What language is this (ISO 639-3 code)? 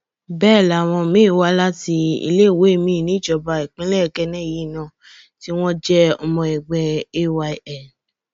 yor